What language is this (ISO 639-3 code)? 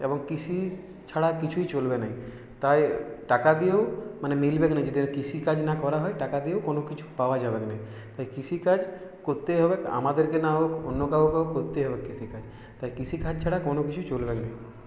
ben